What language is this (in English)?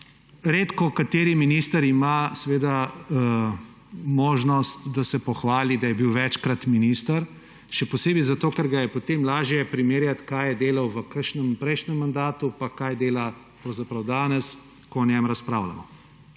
Slovenian